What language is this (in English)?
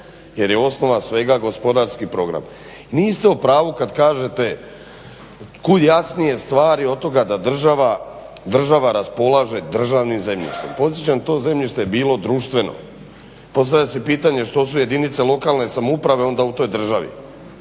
Croatian